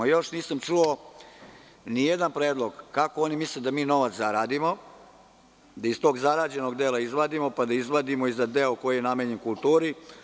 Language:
Serbian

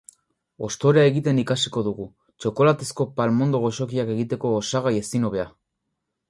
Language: Basque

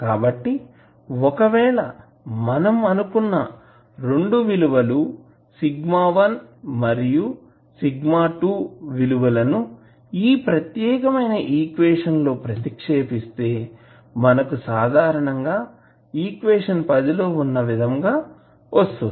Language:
Telugu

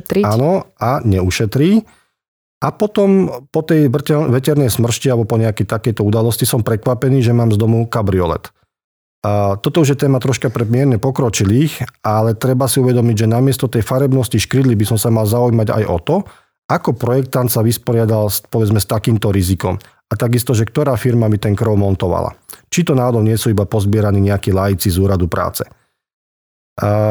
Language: Slovak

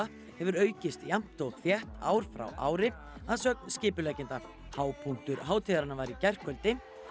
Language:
Icelandic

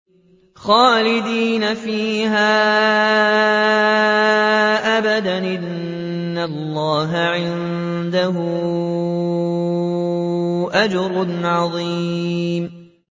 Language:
Arabic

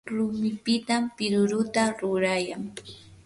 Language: Yanahuanca Pasco Quechua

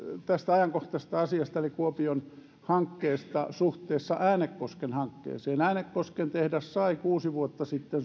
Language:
Finnish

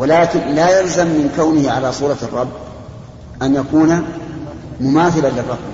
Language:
Arabic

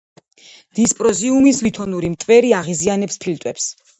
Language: Georgian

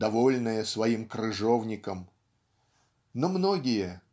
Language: Russian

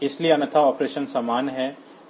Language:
Hindi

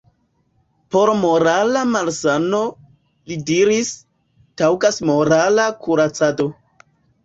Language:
Esperanto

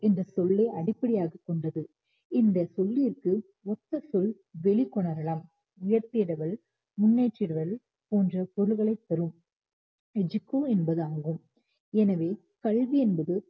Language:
Tamil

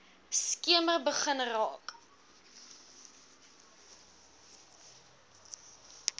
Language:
Afrikaans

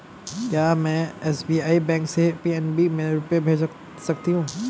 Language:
Hindi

